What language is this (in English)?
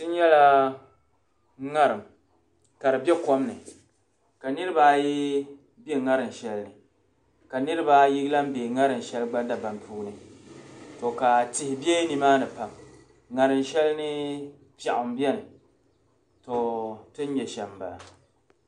Dagbani